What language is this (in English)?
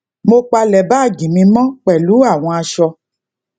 Yoruba